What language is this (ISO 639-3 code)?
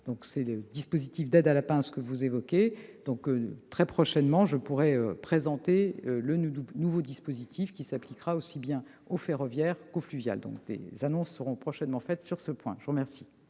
fra